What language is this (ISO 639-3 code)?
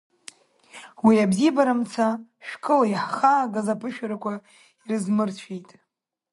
abk